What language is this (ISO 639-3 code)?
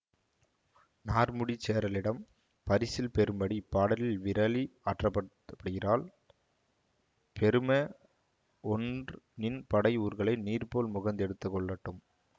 tam